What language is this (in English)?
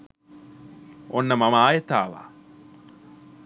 Sinhala